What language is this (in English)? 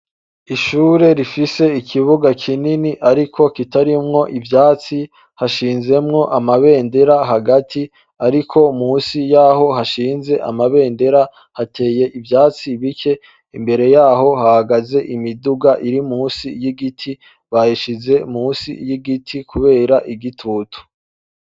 Rundi